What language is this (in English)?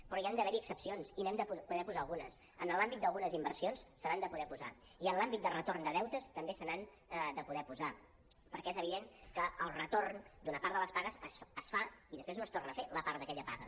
Catalan